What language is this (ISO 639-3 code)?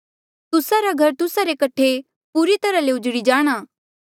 mjl